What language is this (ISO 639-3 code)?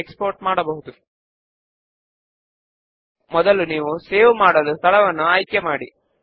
tel